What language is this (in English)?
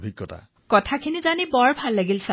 Assamese